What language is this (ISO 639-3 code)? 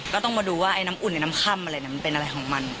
tha